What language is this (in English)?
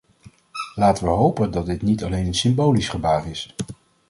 Dutch